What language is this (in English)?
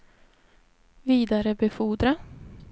Swedish